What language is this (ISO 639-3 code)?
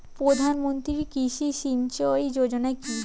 ben